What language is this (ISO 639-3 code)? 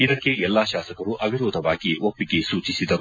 kan